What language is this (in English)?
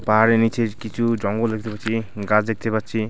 Bangla